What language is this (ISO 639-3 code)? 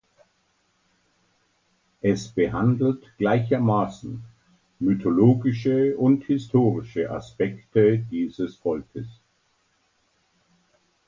deu